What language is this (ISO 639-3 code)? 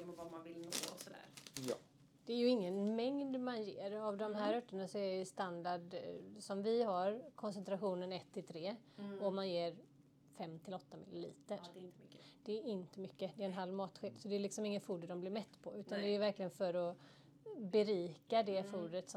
swe